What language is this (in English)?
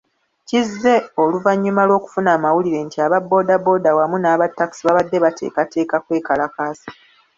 Ganda